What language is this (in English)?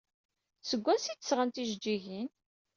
Kabyle